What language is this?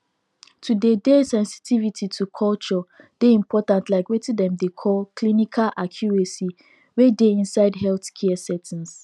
Nigerian Pidgin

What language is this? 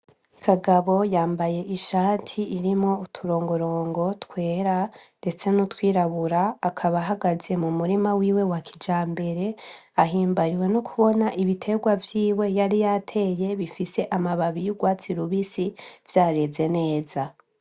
Rundi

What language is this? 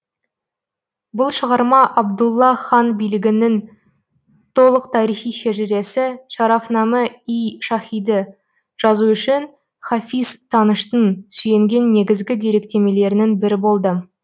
Kazakh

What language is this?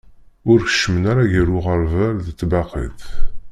Kabyle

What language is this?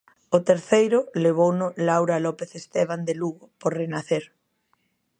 Galician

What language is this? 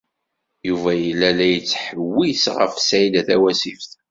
Kabyle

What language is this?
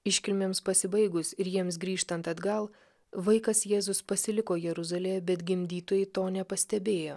Lithuanian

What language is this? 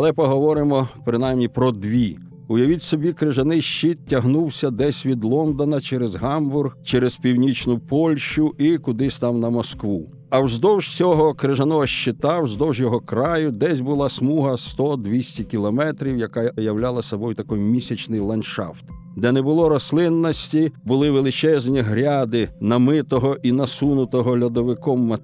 Ukrainian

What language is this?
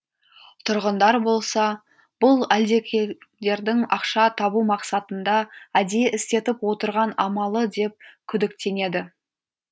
Kazakh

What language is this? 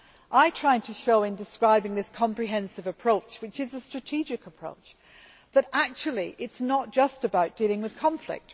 English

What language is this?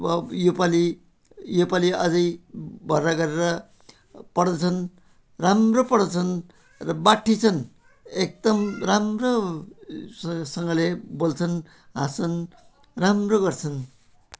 Nepali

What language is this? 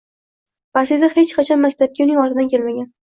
Uzbek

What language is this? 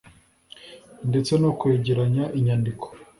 Kinyarwanda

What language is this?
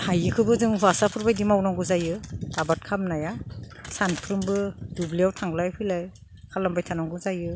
Bodo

